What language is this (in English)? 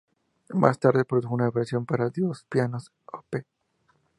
Spanish